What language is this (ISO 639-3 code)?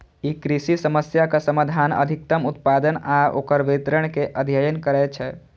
mai